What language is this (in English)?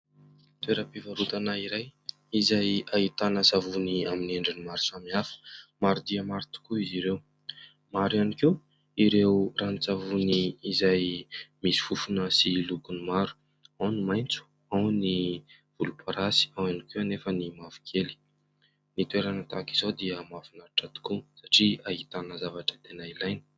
Malagasy